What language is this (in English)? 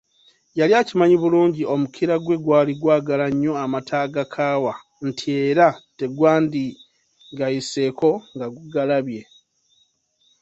Ganda